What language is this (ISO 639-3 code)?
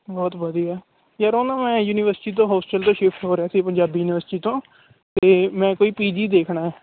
pan